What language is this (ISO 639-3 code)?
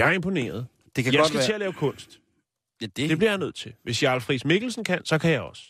dan